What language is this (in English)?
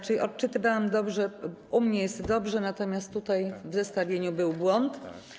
Polish